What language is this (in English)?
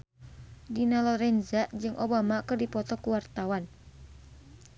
Sundanese